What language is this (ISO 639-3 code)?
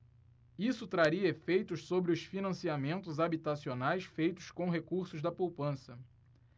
por